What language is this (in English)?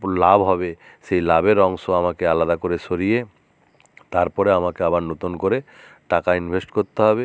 Bangla